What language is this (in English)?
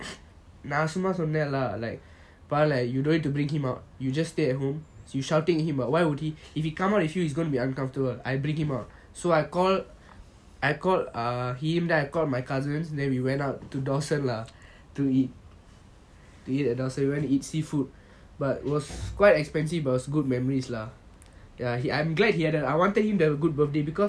English